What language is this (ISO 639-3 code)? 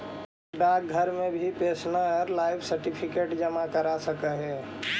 mag